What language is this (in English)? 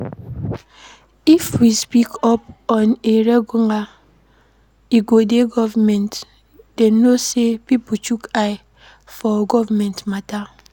Nigerian Pidgin